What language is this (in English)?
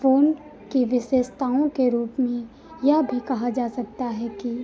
Hindi